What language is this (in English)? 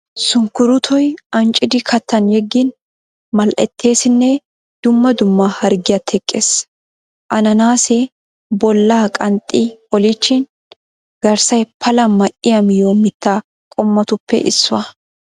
Wolaytta